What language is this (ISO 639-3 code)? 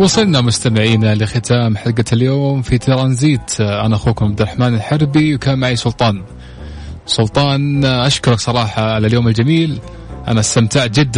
ara